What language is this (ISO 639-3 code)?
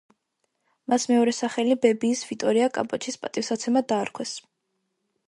kat